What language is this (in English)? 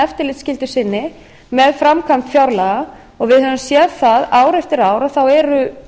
Icelandic